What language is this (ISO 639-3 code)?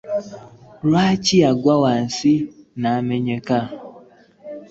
lug